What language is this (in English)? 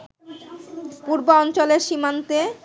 Bangla